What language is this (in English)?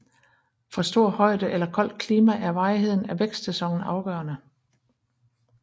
Danish